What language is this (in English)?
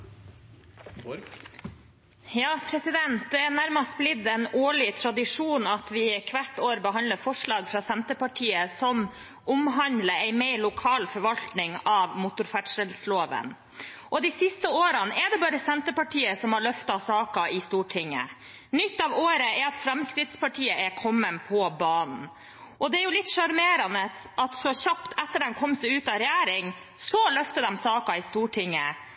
Norwegian Bokmål